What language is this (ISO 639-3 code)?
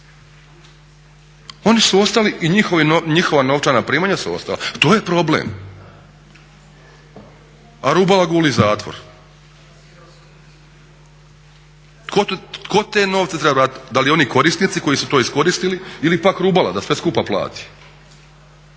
hrv